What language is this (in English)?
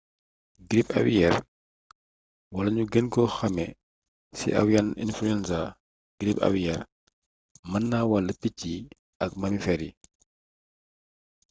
Wolof